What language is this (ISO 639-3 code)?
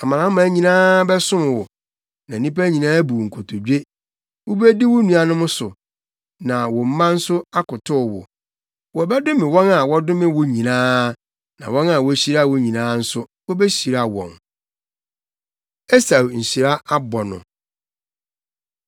aka